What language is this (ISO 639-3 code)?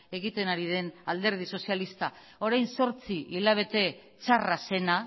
eus